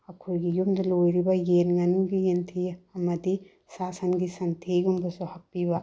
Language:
Manipuri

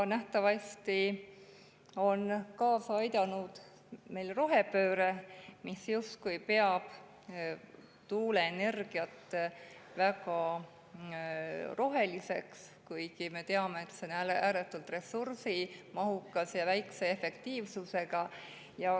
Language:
Estonian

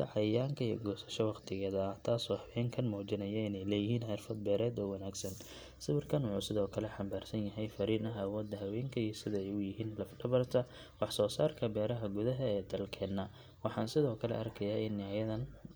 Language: Somali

